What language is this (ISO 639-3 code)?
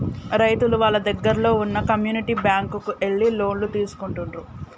tel